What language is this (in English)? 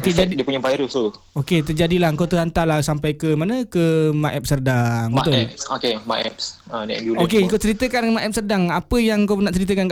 Malay